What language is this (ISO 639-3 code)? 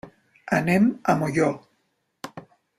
cat